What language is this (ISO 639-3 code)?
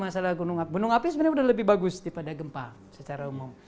ind